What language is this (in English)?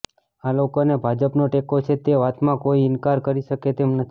Gujarati